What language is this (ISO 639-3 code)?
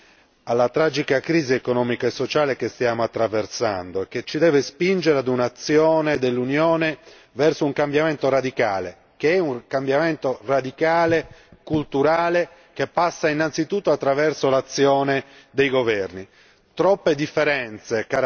ita